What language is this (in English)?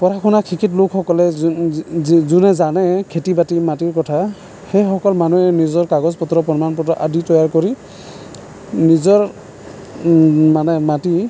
Assamese